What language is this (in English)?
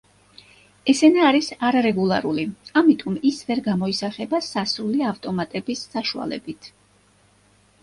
Georgian